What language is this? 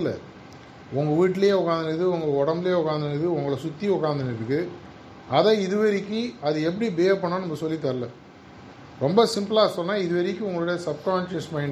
Tamil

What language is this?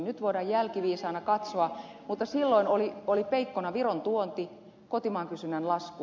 Finnish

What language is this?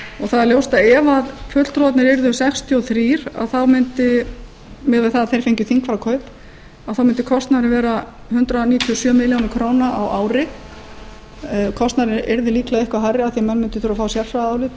Icelandic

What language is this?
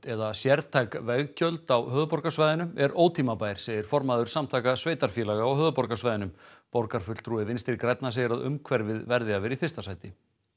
Icelandic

